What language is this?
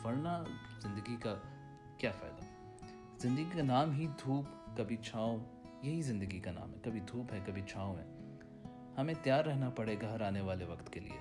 Urdu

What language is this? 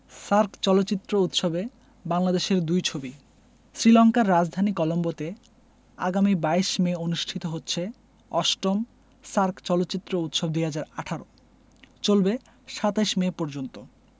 Bangla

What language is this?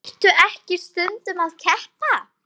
Icelandic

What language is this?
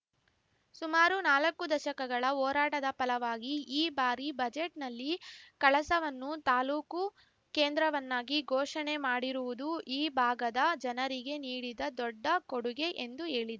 Kannada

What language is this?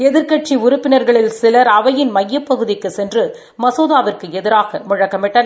Tamil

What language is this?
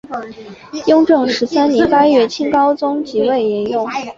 Chinese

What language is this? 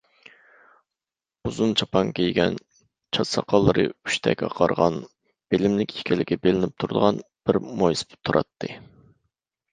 Uyghur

